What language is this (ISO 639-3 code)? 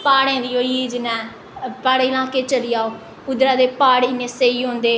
doi